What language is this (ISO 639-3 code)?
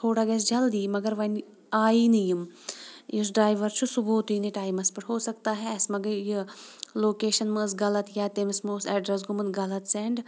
kas